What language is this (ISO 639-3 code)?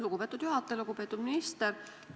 est